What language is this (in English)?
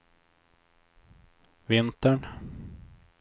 Swedish